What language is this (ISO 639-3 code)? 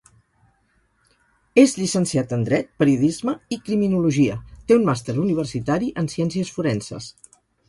cat